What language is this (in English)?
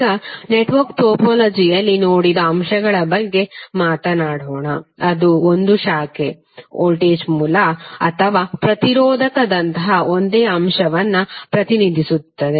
Kannada